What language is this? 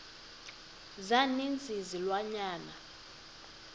Xhosa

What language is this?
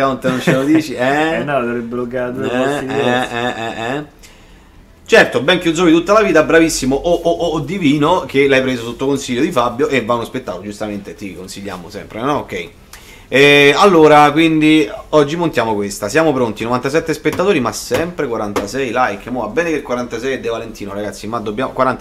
Italian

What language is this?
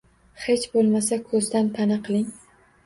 Uzbek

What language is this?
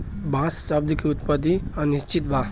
Bhojpuri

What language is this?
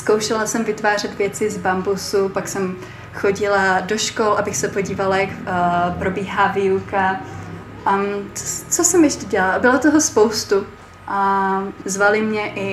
Czech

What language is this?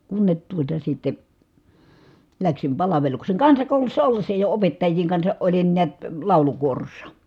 Finnish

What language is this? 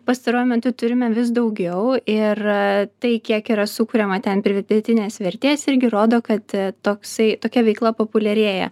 Lithuanian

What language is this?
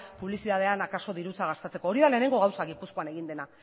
Basque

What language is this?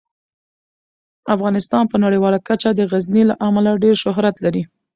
Pashto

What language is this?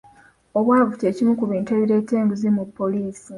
Ganda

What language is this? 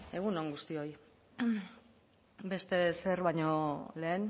Basque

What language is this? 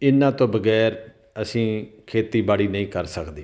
Punjabi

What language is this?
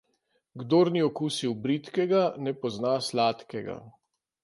Slovenian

